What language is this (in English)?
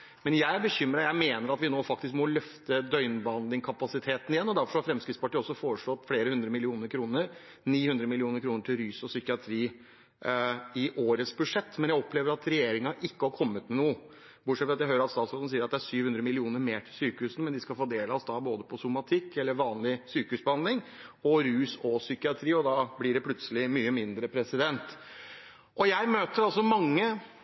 Norwegian Bokmål